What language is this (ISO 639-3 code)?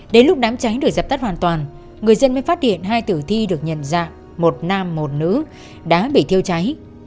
vie